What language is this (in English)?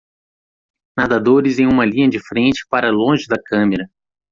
Portuguese